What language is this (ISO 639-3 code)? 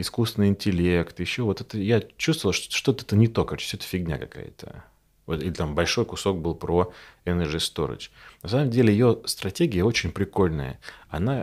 rus